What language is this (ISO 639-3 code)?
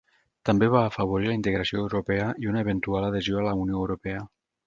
cat